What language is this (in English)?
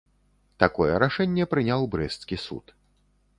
Belarusian